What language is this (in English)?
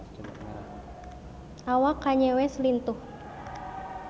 Sundanese